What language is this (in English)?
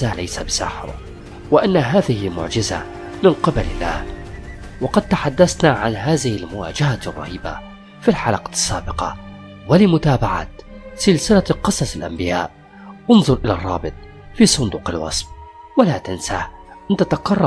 Arabic